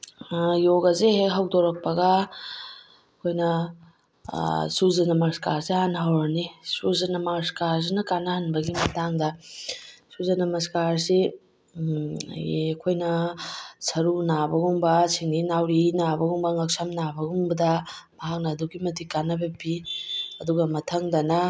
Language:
Manipuri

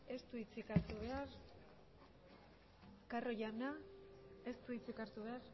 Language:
Basque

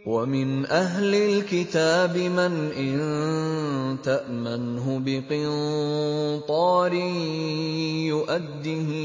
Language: Arabic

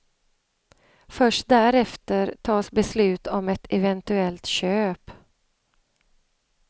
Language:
Swedish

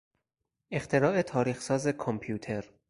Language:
Persian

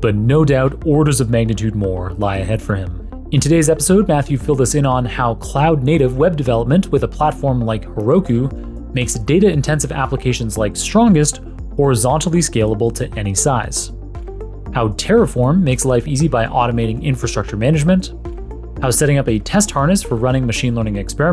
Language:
English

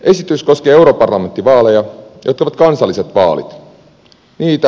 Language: Finnish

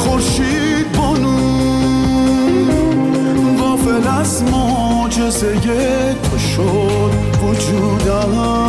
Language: Persian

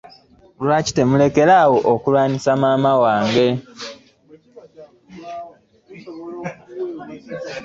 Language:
Ganda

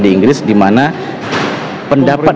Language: Indonesian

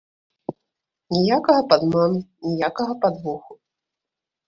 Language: Belarusian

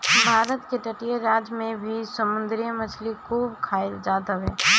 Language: Bhojpuri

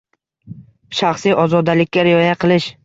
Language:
Uzbek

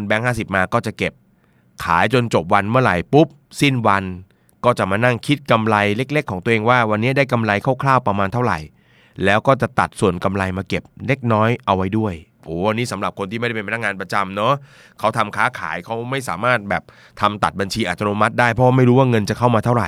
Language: Thai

